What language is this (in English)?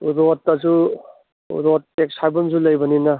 Manipuri